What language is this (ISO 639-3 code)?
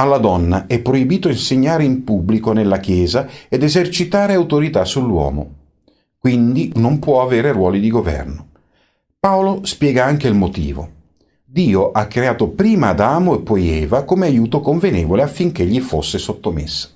ita